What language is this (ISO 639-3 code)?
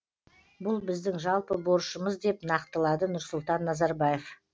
kaz